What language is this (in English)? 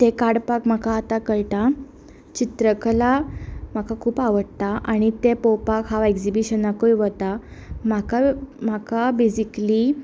Konkani